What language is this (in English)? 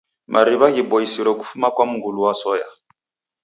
Taita